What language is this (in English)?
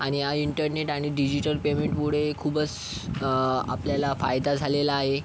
Marathi